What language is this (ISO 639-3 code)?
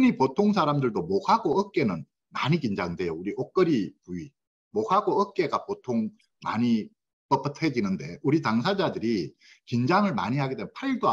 kor